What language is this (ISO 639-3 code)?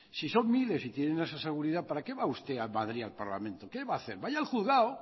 spa